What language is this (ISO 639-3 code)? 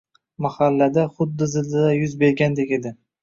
uzb